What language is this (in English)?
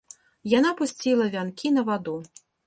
Belarusian